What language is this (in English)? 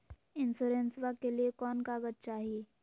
Magahi